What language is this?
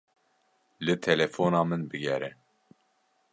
Kurdish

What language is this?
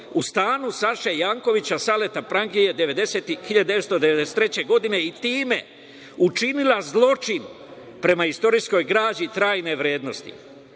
Serbian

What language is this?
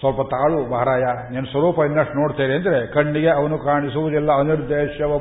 Kannada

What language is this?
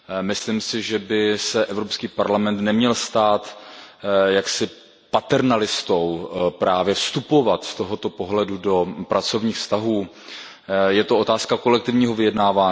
Czech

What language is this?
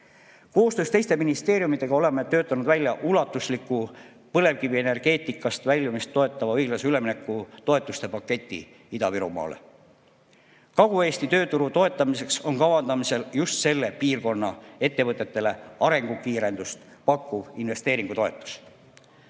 Estonian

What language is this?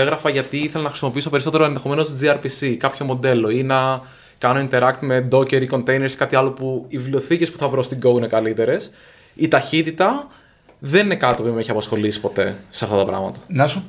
Greek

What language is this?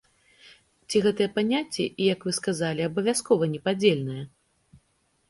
Belarusian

